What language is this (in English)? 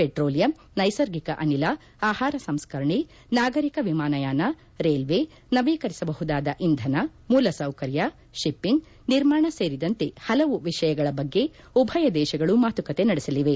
Kannada